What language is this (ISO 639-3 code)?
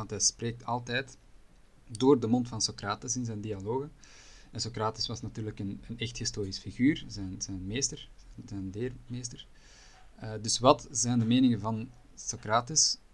nld